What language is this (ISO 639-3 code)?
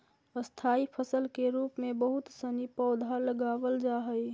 mag